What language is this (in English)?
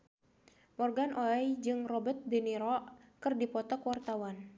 Sundanese